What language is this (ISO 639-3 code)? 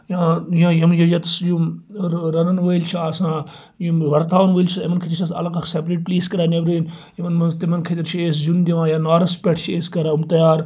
kas